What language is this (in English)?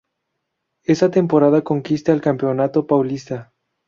Spanish